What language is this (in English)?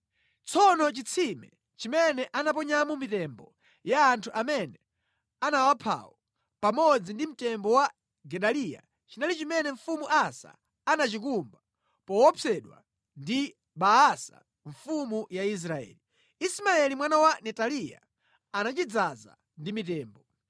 Nyanja